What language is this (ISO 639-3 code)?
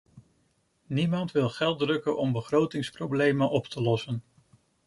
nld